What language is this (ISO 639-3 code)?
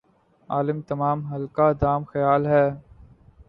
urd